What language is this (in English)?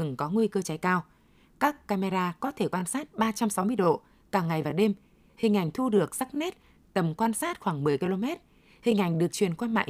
Vietnamese